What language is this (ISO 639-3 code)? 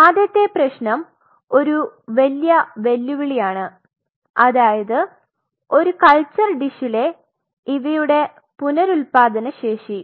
mal